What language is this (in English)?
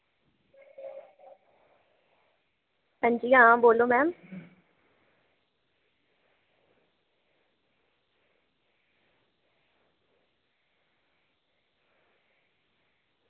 Dogri